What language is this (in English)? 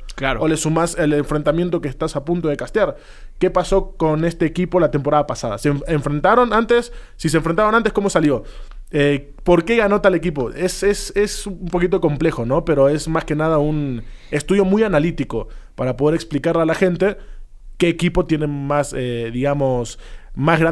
Spanish